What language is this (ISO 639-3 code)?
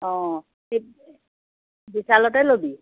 asm